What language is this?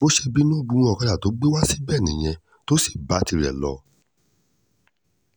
Yoruba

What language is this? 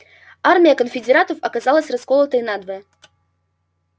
Russian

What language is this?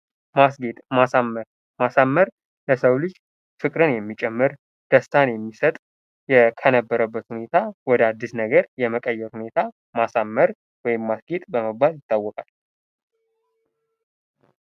Amharic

